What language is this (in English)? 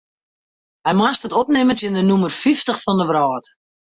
Western Frisian